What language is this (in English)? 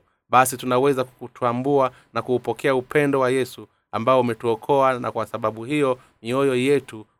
Swahili